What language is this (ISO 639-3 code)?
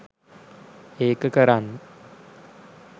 sin